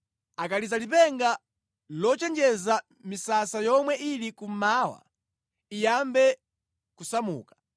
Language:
Nyanja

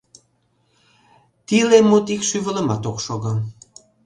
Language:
Mari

